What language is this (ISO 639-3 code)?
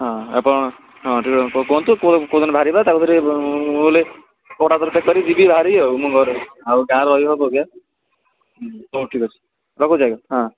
ori